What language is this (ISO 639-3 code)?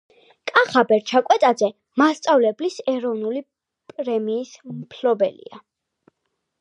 kat